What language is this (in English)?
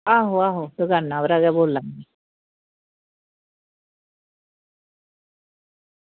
Dogri